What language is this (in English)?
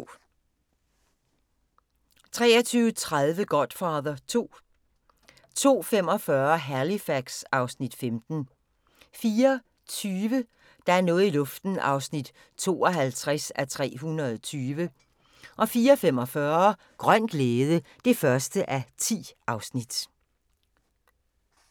Danish